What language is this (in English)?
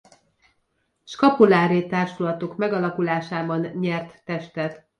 Hungarian